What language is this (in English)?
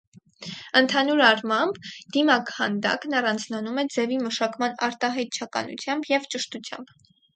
Armenian